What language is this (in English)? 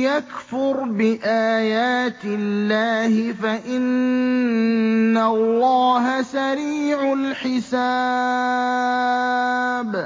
Arabic